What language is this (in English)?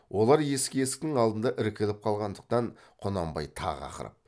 Kazakh